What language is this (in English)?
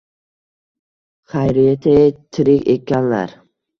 Uzbek